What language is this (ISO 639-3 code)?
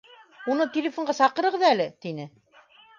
bak